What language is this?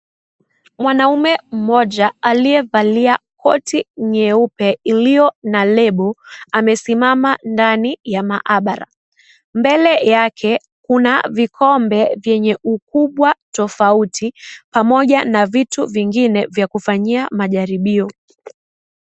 Swahili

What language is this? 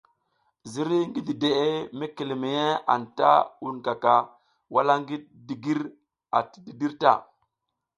South Giziga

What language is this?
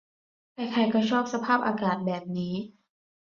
Thai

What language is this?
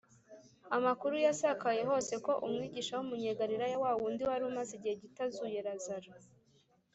Kinyarwanda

